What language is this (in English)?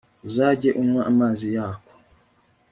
Kinyarwanda